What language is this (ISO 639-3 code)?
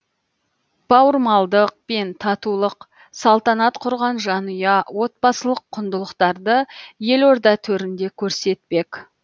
kaz